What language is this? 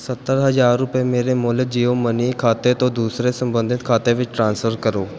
Punjabi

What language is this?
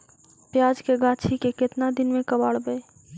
Magahi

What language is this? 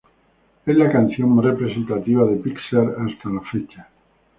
Spanish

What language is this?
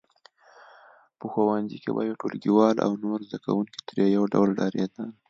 Pashto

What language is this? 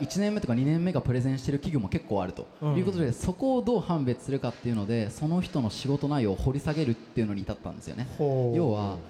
Japanese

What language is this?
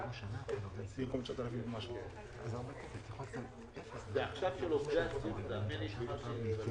Hebrew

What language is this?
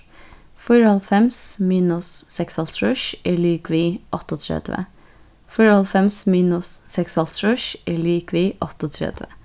Faroese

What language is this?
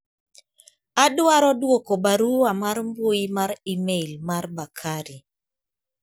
Luo (Kenya and Tanzania)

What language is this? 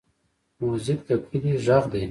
Pashto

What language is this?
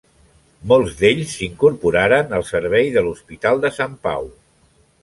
Catalan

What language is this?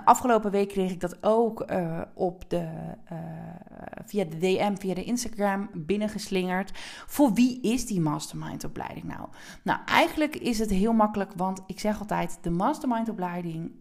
Dutch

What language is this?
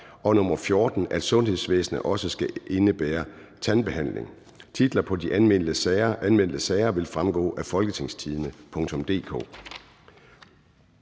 Danish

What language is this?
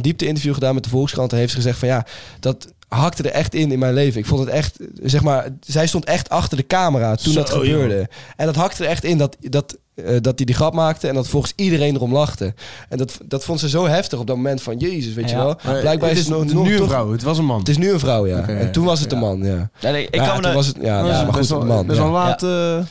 Dutch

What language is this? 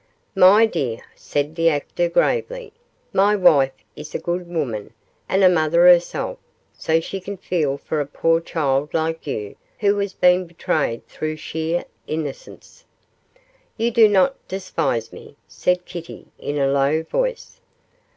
English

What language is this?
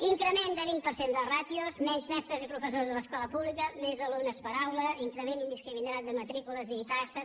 Catalan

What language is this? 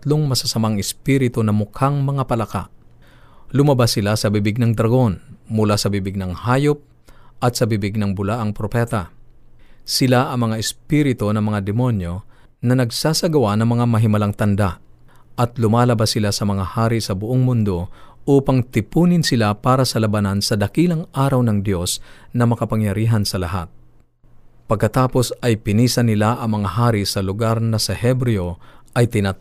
Filipino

